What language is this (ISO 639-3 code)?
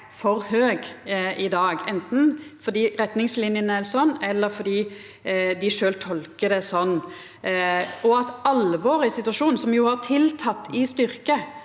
nor